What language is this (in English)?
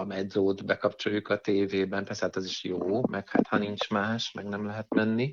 Hungarian